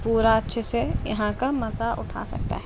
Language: Urdu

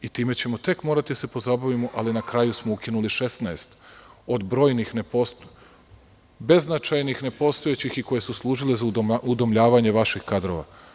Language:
Serbian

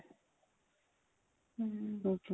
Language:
Punjabi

